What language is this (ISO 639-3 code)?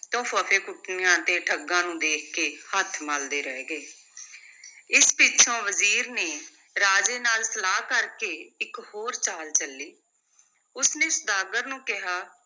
pan